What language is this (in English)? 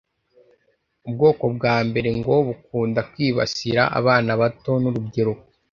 Kinyarwanda